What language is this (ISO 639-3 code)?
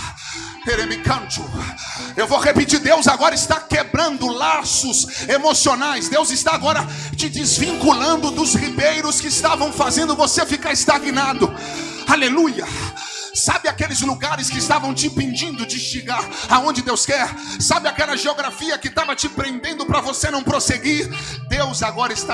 por